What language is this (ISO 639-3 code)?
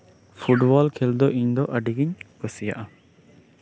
sat